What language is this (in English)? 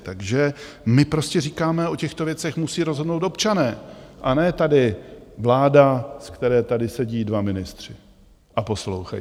Czech